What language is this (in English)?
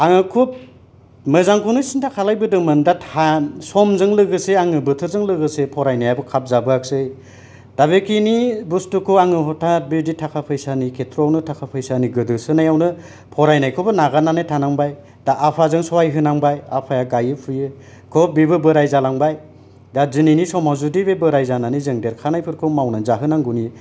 Bodo